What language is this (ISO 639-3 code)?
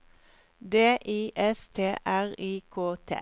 nor